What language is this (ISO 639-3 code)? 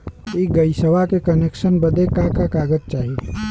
bho